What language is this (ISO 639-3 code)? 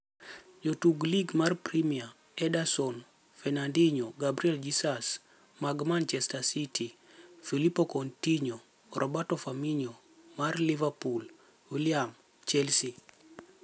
luo